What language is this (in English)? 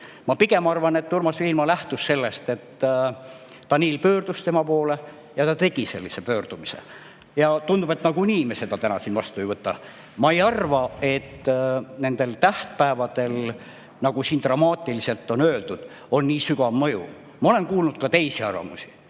Estonian